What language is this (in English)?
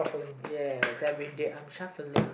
English